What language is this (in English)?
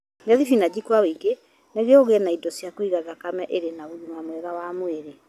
Kikuyu